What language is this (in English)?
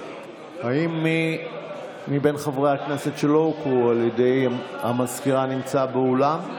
Hebrew